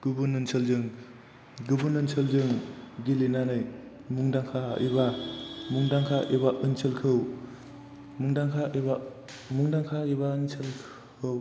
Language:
Bodo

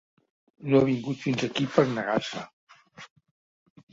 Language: Catalan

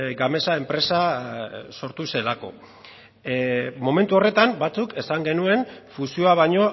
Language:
Basque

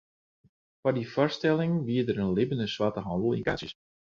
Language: Western Frisian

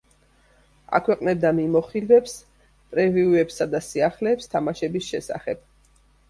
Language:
Georgian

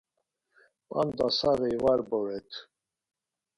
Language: Laz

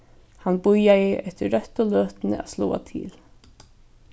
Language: Faroese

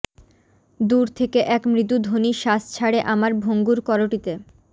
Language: Bangla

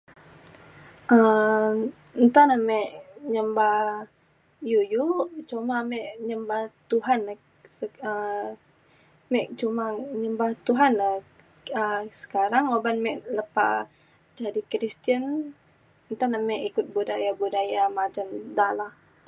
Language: Mainstream Kenyah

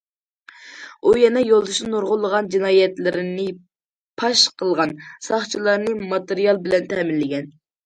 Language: Uyghur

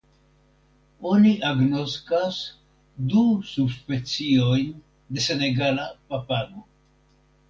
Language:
Esperanto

